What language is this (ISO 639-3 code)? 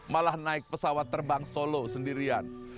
ind